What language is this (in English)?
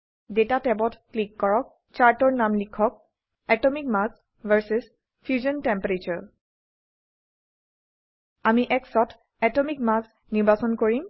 Assamese